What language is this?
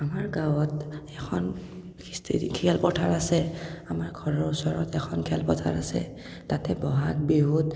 Assamese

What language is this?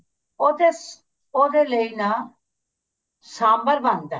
Punjabi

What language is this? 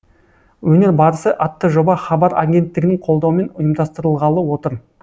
Kazakh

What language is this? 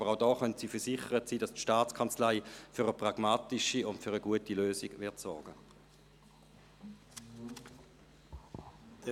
Swiss German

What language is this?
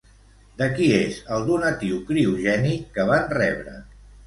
Catalan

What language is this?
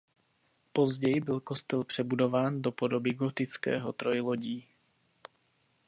Czech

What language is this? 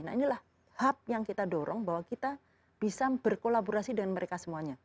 Indonesian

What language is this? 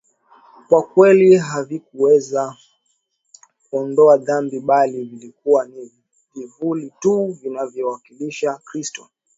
Swahili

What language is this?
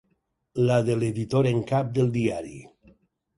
Catalan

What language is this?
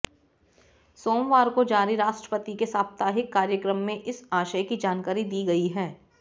Hindi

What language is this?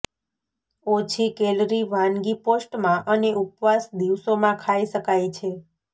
Gujarati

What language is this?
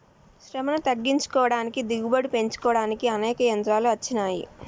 Telugu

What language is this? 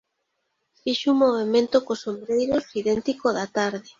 Galician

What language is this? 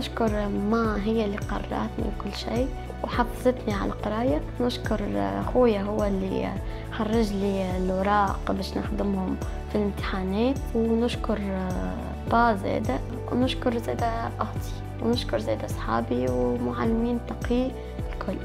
Arabic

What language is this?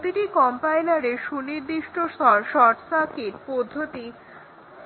Bangla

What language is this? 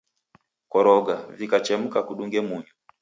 Taita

